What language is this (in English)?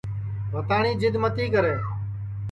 Sansi